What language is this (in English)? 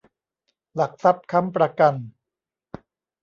Thai